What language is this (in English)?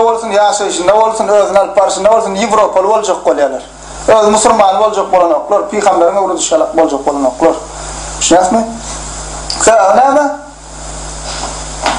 Turkish